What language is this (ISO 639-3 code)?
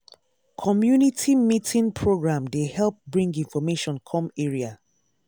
pcm